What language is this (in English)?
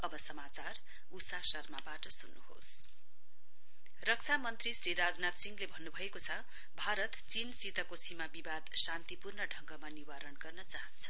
Nepali